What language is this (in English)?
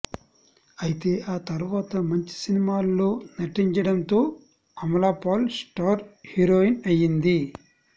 Telugu